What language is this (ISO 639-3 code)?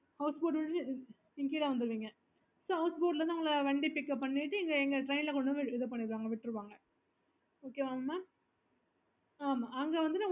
tam